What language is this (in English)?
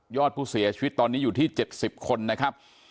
Thai